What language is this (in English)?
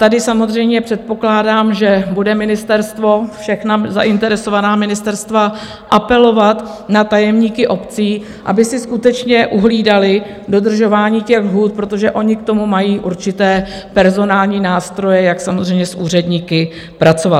Czech